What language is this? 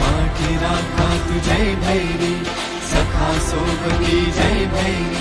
Marathi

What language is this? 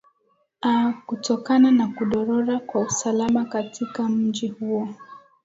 Swahili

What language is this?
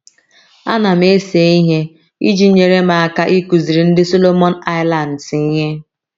Igbo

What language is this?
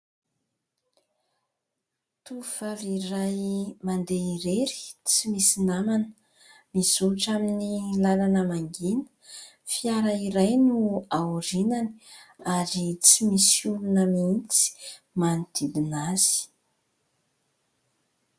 Malagasy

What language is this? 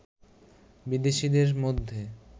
Bangla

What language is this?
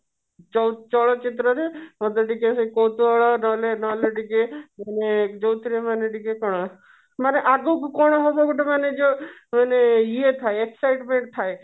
Odia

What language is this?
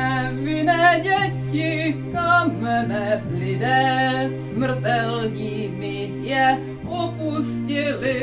Czech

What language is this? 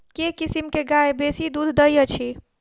Maithili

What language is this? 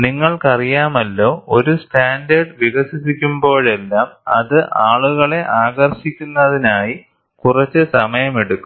Malayalam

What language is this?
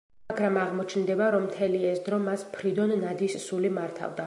Georgian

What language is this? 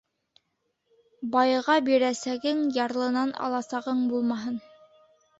Bashkir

